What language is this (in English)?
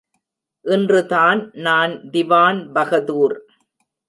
Tamil